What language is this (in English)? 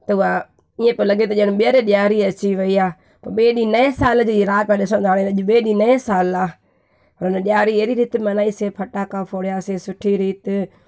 Sindhi